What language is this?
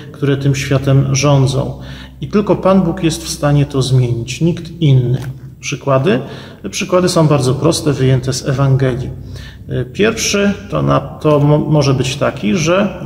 Polish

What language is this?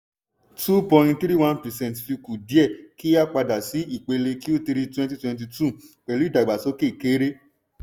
Yoruba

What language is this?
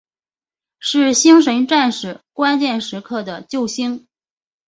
Chinese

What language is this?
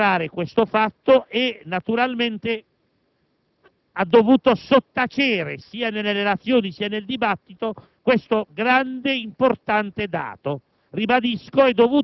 Italian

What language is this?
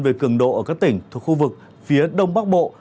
Vietnamese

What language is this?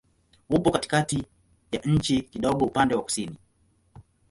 Swahili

